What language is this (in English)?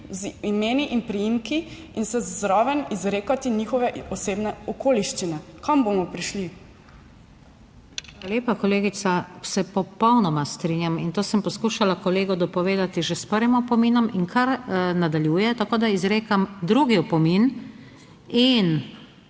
Slovenian